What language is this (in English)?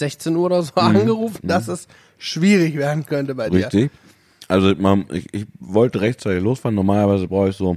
German